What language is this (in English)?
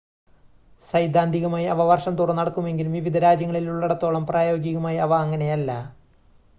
Malayalam